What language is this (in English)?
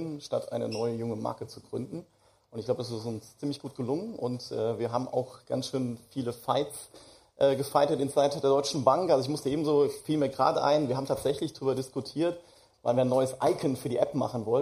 German